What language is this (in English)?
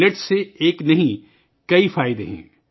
Urdu